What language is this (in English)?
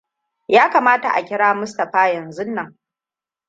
Hausa